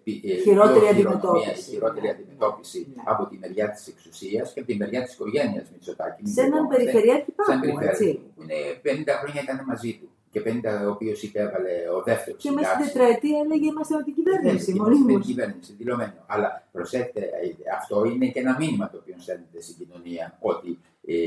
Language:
Greek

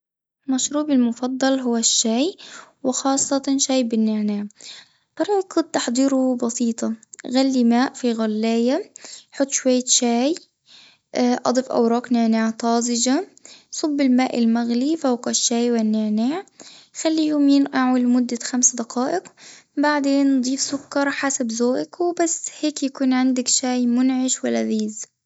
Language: Tunisian Arabic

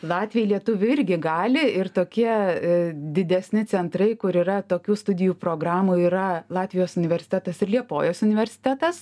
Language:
Lithuanian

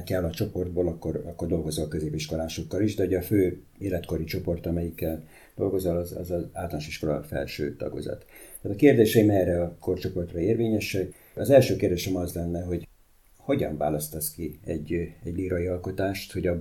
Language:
Hungarian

